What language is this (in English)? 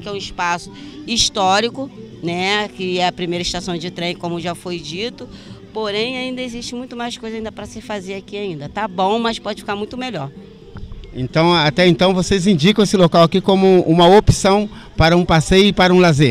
Portuguese